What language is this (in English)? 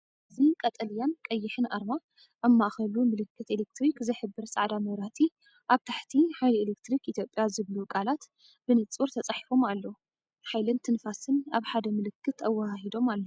Tigrinya